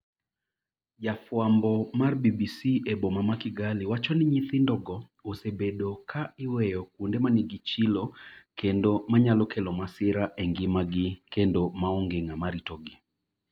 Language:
Luo (Kenya and Tanzania)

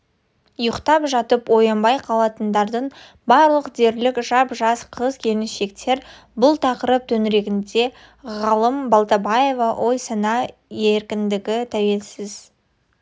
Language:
Kazakh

